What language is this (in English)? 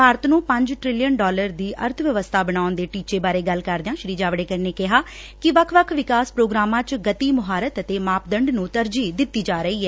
Punjabi